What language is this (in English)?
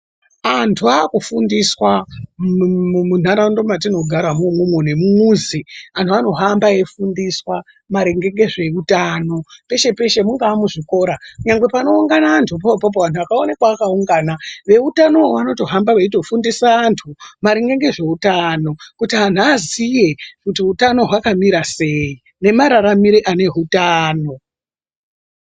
Ndau